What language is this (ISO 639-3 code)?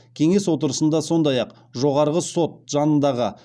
kaz